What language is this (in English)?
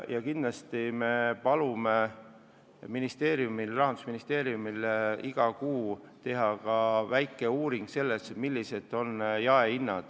Estonian